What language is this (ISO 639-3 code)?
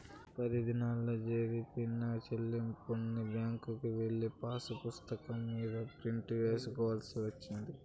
tel